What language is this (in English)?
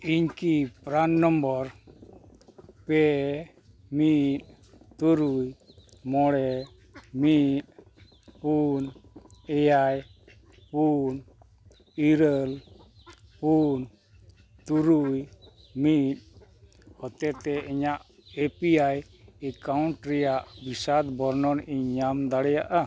Santali